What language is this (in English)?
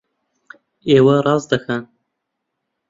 Central Kurdish